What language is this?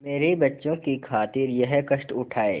Hindi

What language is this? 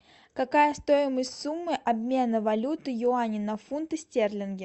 Russian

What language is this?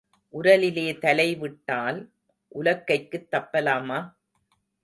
Tamil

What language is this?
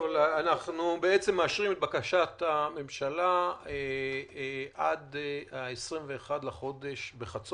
Hebrew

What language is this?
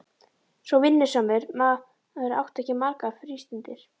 Icelandic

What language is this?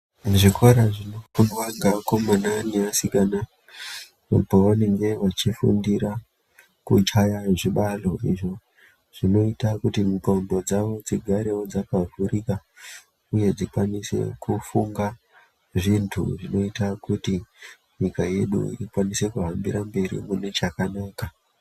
Ndau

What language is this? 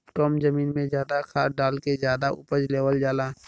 Bhojpuri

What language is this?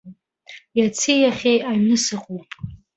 Abkhazian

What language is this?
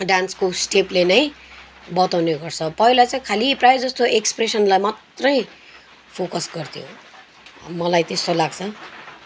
Nepali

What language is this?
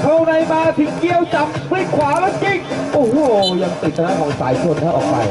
Thai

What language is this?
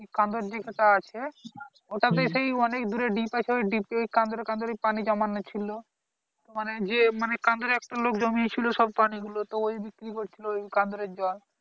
Bangla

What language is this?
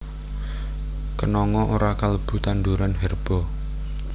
Javanese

